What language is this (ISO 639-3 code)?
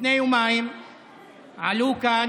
heb